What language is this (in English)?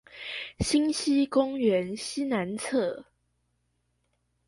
Chinese